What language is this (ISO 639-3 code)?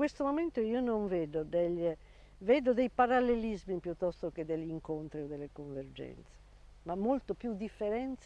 ita